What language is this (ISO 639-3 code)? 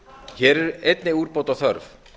isl